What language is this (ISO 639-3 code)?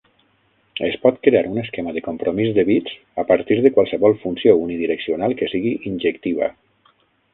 cat